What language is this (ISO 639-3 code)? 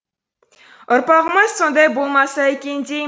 kaz